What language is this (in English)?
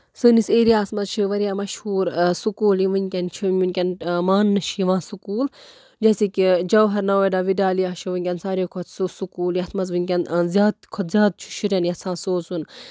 Kashmiri